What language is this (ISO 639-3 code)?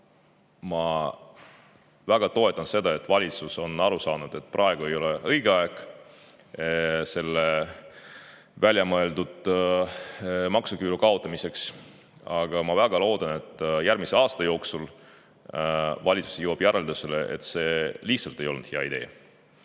est